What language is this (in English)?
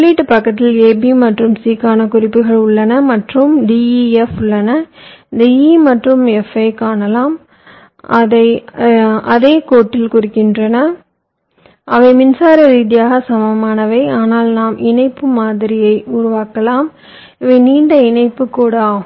Tamil